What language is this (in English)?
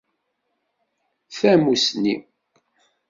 Kabyle